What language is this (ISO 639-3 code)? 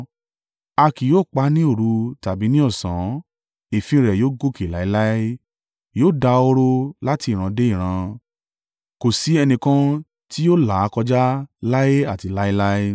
yor